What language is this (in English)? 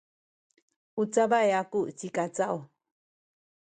Sakizaya